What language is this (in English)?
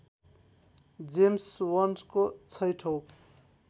Nepali